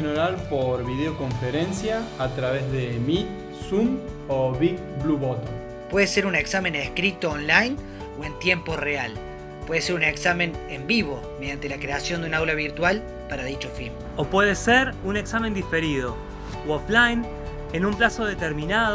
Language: Spanish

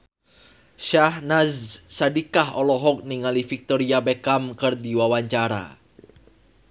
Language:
Sundanese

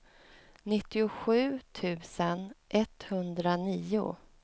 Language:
Swedish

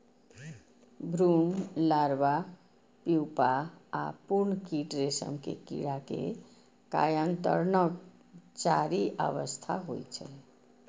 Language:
Maithili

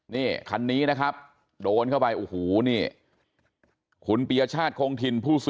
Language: Thai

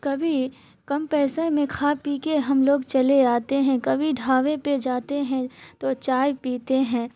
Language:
Urdu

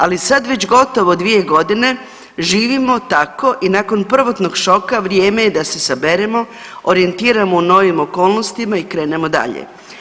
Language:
Croatian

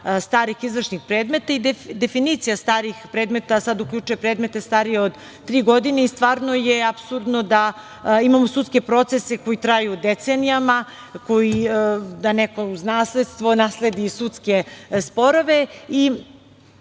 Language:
Serbian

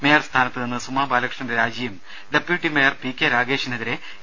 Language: Malayalam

